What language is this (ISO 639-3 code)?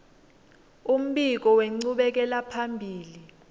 ssw